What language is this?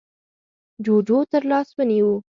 Pashto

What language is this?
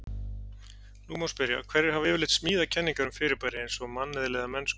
Icelandic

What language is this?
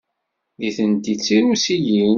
Kabyle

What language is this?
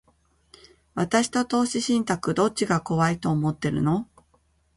Japanese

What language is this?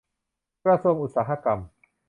Thai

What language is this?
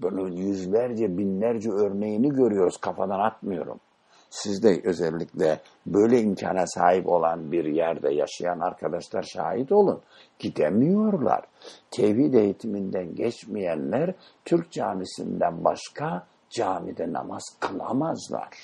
Turkish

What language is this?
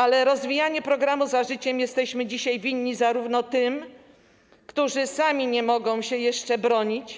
Polish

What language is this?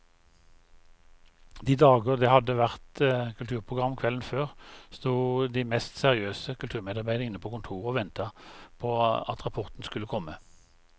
Norwegian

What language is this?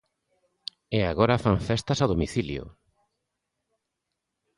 Galician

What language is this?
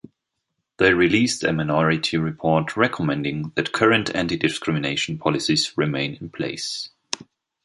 English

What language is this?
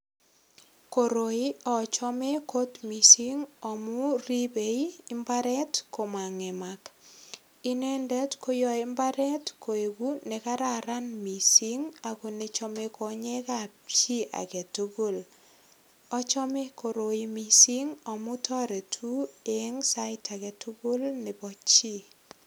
Kalenjin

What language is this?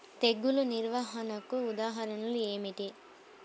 Telugu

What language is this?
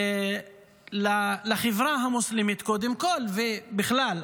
Hebrew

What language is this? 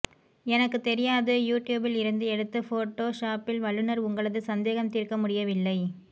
Tamil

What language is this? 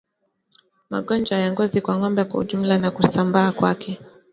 Swahili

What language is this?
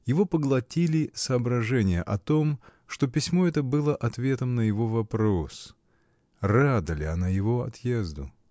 Russian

